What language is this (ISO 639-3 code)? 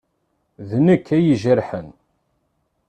kab